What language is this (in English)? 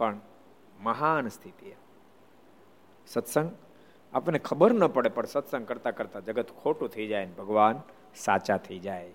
Gujarati